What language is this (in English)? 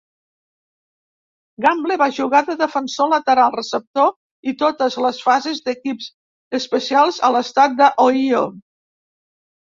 Catalan